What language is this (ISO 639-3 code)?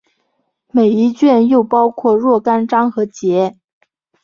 zho